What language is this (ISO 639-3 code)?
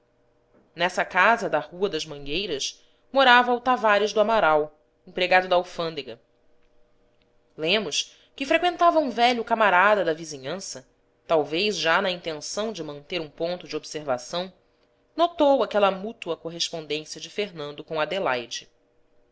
por